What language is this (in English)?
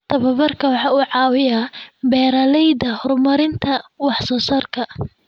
Somali